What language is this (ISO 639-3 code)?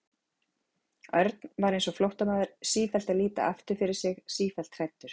isl